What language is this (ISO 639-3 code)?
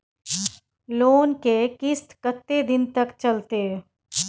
mai